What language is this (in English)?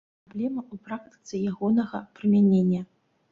Belarusian